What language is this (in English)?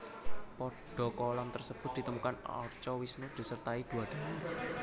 Javanese